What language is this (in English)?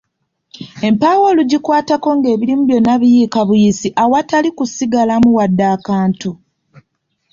Ganda